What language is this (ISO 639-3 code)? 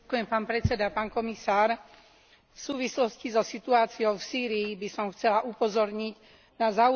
slk